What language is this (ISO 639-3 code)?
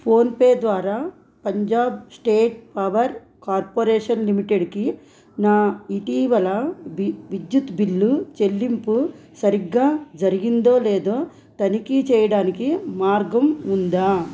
tel